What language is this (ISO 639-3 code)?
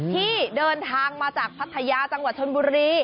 tha